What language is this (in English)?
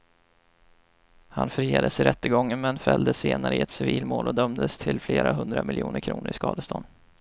Swedish